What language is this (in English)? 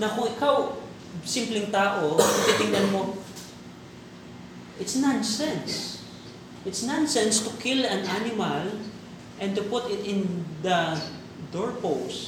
Filipino